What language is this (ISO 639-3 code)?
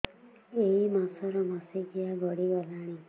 ori